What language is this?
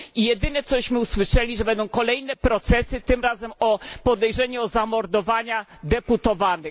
Polish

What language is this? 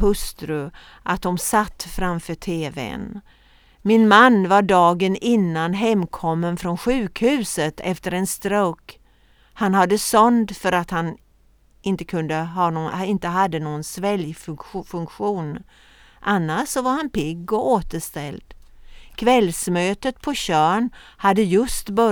Swedish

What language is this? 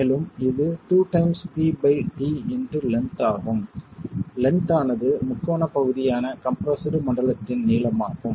Tamil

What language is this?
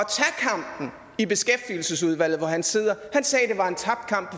Danish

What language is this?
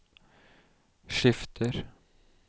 Norwegian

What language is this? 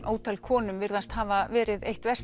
Icelandic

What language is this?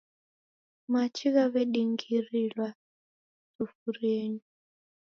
Taita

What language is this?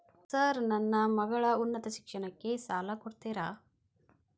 Kannada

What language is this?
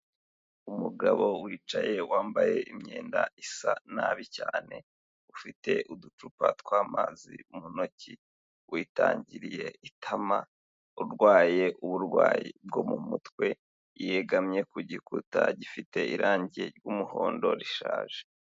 Kinyarwanda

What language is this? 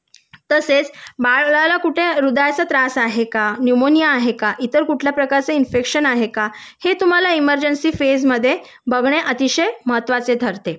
Marathi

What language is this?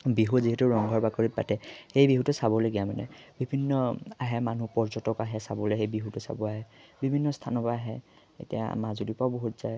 Assamese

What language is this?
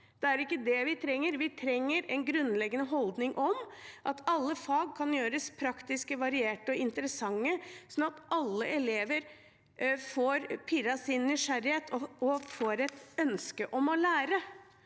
Norwegian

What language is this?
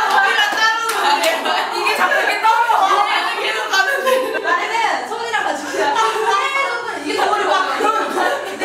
Korean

